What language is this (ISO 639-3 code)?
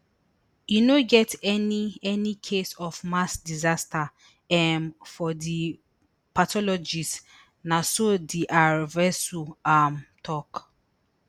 pcm